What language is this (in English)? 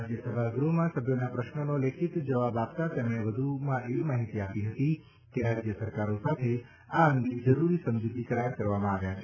Gujarati